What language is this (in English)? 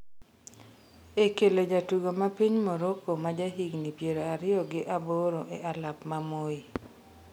Luo (Kenya and Tanzania)